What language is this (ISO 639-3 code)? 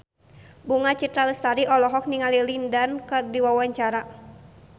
sun